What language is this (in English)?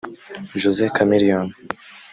Kinyarwanda